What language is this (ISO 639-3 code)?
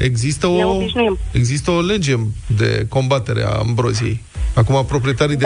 ron